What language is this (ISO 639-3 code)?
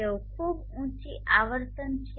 guj